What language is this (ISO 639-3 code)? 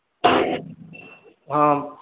ori